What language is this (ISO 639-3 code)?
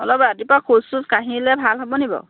asm